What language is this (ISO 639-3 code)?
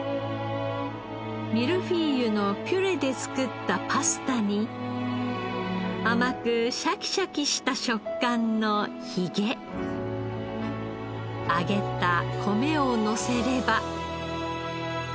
jpn